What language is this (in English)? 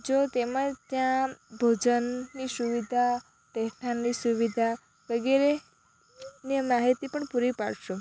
Gujarati